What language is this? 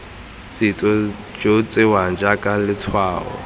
Tswana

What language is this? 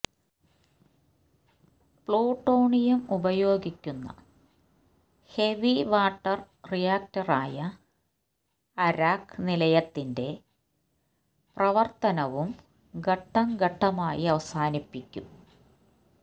Malayalam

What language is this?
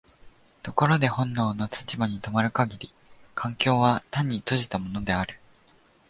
Japanese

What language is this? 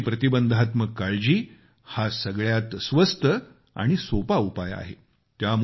Marathi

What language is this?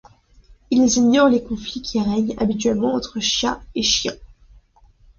French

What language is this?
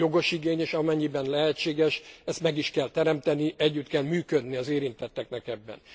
Hungarian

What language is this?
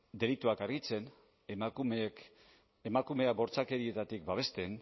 Basque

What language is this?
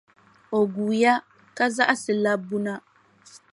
Dagbani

